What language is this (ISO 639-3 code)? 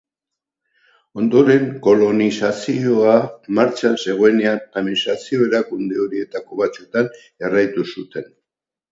eus